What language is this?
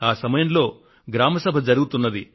Telugu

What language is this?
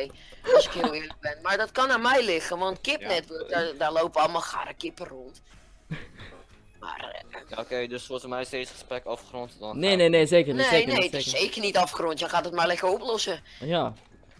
Dutch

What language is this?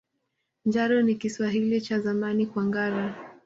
Swahili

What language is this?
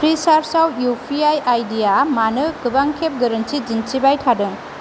Bodo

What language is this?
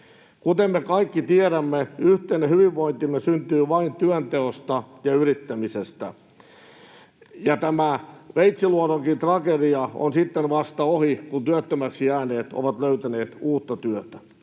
Finnish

